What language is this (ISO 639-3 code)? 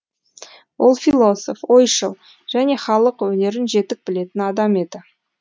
kaz